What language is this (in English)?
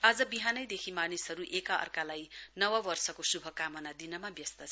Nepali